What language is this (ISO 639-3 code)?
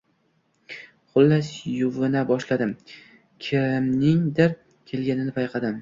uzb